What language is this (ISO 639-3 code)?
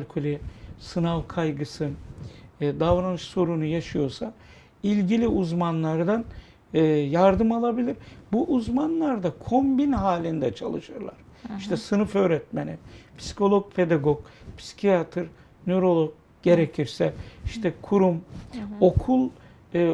tur